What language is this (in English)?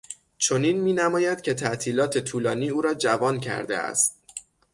Persian